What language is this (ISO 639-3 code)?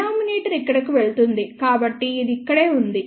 tel